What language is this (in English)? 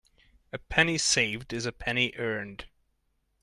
English